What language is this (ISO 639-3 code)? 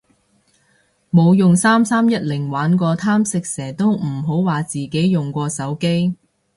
yue